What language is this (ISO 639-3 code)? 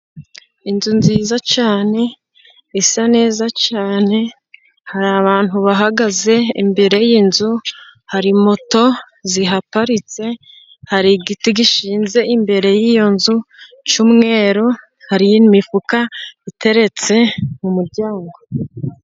kin